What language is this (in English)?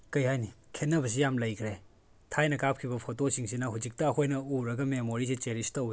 Manipuri